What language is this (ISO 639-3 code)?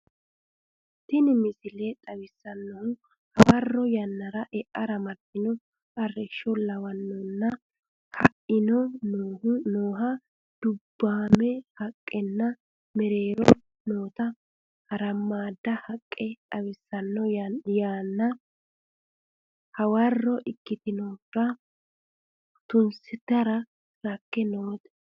sid